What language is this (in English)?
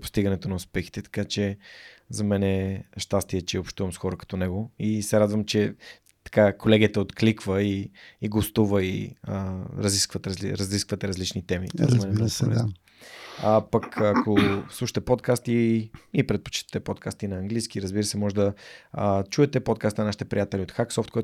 Bulgarian